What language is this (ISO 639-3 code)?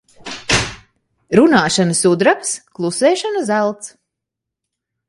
lav